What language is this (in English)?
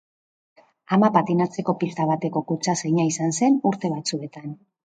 Basque